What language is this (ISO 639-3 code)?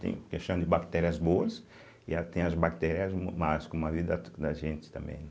por